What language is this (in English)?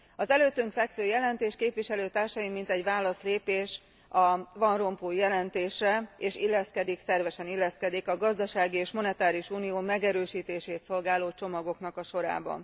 Hungarian